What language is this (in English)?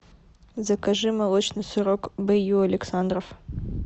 Russian